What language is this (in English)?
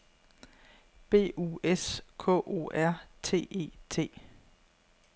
Danish